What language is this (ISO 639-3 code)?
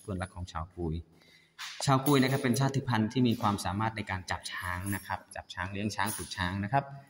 tha